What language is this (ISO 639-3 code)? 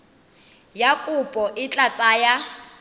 tsn